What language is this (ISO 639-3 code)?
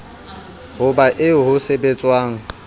sot